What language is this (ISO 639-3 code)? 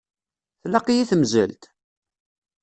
kab